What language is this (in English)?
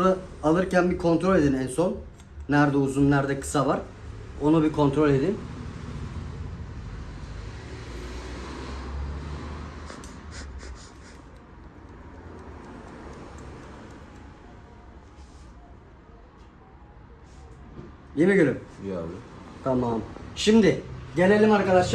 Turkish